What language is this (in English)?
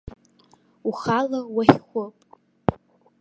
Abkhazian